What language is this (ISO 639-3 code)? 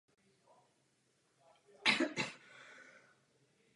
ces